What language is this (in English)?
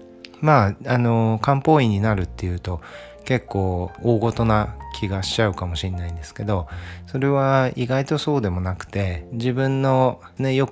Japanese